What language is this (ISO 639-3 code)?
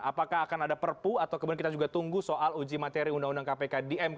ind